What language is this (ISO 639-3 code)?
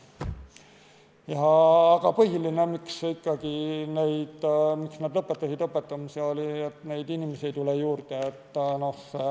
est